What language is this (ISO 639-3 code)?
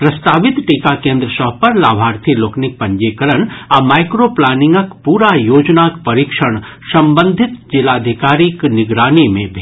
mai